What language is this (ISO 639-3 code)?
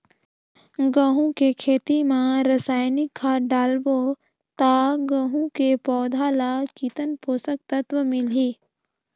hne